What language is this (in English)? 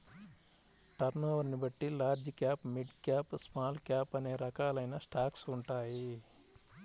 Telugu